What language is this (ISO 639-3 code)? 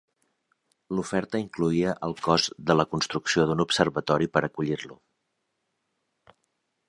cat